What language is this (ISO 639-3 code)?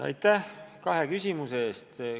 est